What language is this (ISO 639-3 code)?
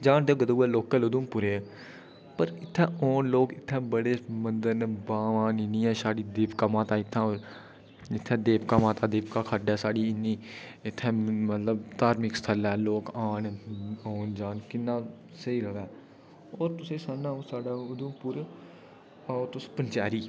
doi